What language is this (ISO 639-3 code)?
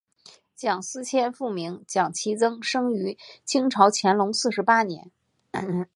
zho